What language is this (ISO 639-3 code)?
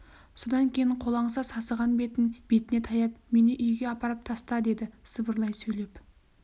kaz